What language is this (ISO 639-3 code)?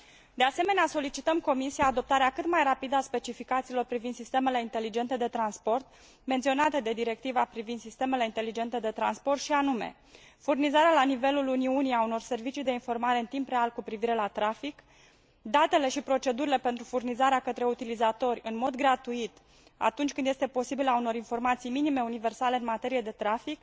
ron